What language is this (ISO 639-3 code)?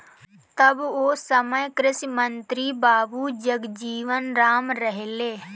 bho